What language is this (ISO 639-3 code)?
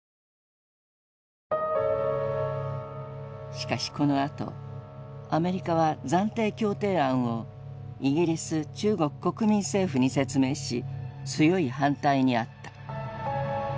jpn